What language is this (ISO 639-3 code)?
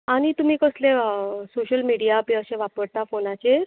kok